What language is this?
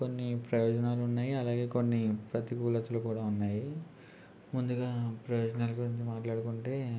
Telugu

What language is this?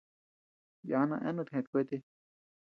Tepeuxila Cuicatec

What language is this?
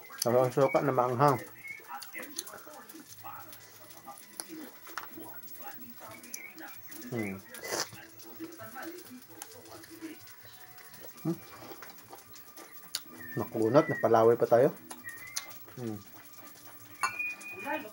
Filipino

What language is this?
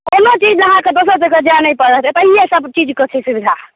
Maithili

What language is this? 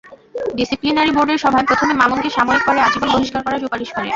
Bangla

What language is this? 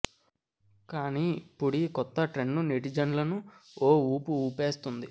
Telugu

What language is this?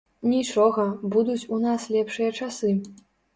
Belarusian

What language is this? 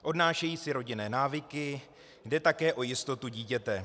Czech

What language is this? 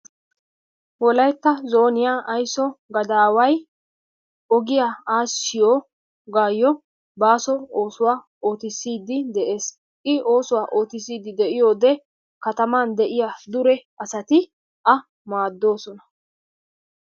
Wolaytta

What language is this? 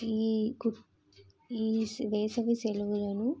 Telugu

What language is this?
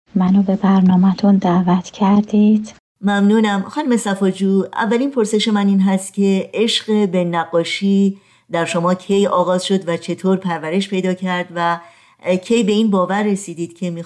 Persian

